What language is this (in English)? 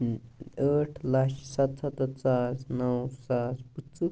Kashmiri